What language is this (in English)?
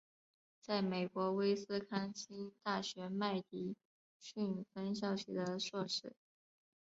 Chinese